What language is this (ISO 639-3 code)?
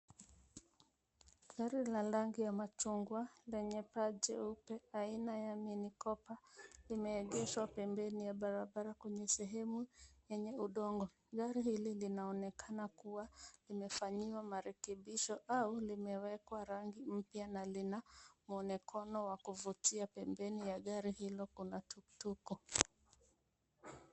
swa